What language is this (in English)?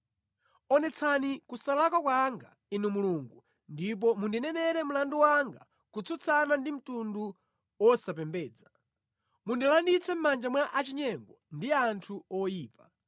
Nyanja